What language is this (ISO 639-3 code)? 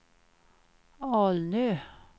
swe